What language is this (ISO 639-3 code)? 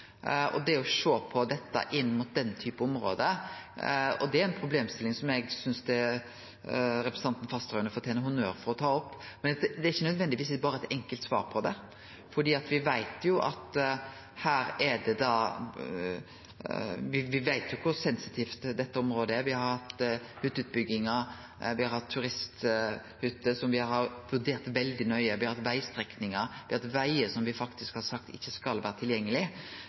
nno